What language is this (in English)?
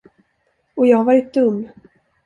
Swedish